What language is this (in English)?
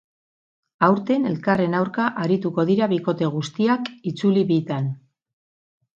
Basque